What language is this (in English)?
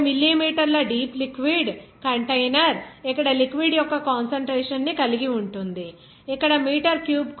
Telugu